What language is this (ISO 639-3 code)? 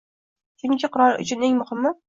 uzb